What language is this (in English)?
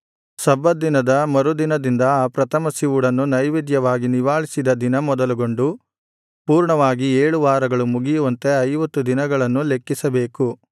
Kannada